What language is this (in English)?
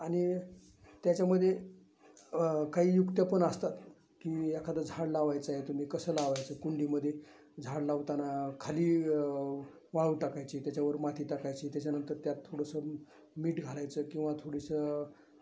Marathi